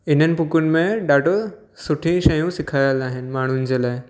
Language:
Sindhi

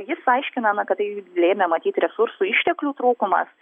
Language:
Lithuanian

